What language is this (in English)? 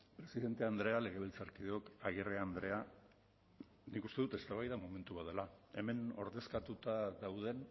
Basque